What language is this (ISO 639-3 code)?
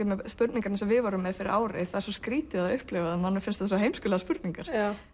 isl